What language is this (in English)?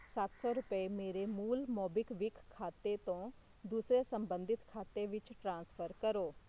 Punjabi